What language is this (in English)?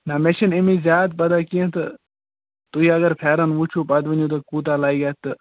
Kashmiri